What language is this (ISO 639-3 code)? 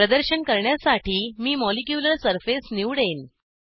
mar